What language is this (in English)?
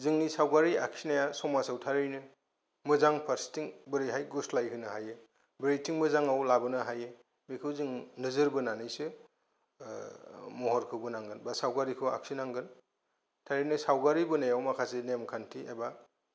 Bodo